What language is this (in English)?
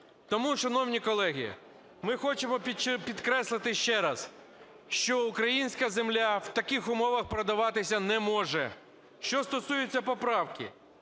Ukrainian